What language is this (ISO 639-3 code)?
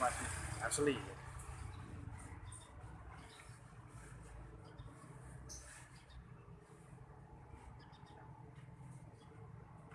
ind